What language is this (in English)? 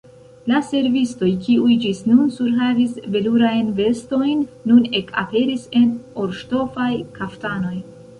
Esperanto